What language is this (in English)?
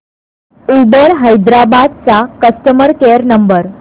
Marathi